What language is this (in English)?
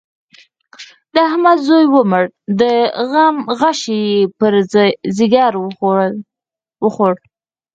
Pashto